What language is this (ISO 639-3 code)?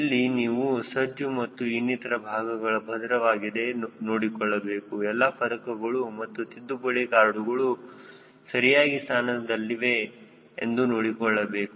kan